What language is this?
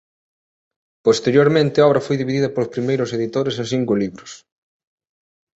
Galician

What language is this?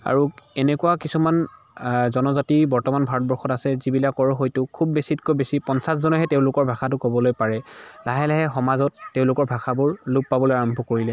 Assamese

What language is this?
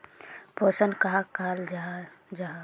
Magahi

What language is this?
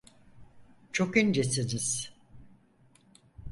Turkish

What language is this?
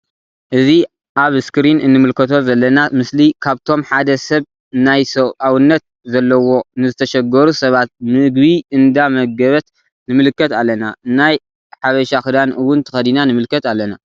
Tigrinya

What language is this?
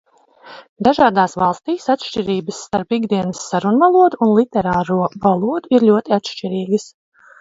Latvian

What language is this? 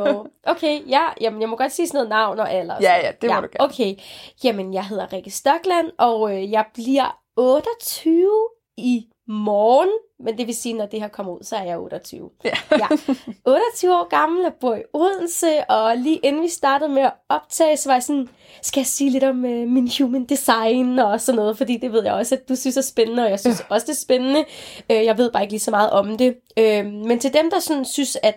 Danish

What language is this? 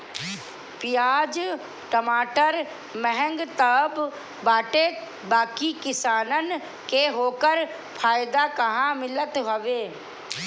Bhojpuri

